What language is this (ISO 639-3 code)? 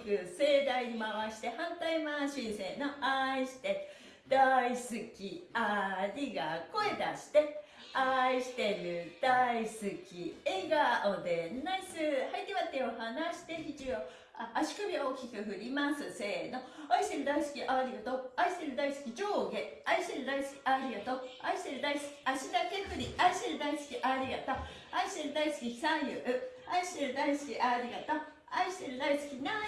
jpn